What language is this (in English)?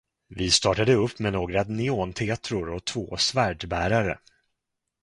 Swedish